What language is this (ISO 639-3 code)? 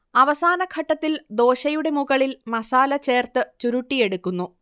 mal